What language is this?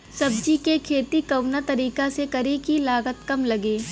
Bhojpuri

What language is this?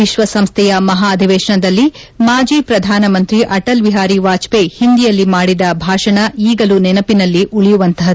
Kannada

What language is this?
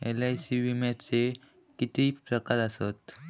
Marathi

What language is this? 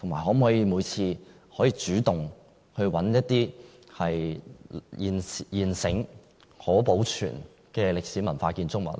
Cantonese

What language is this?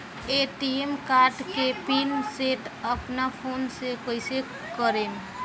Bhojpuri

